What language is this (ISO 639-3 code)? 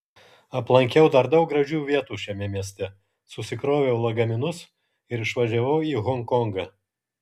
lit